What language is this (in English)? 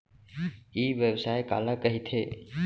Chhattisgarhi